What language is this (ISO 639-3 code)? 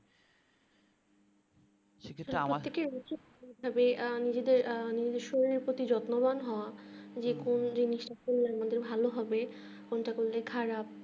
ben